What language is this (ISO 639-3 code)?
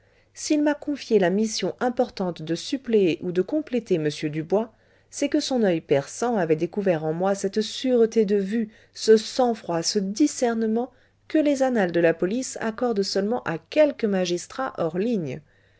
fra